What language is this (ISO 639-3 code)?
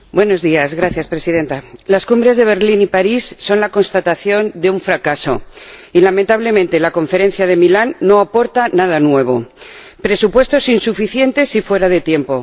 spa